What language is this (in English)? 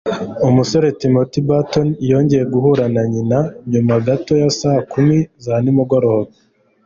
Kinyarwanda